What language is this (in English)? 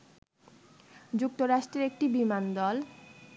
Bangla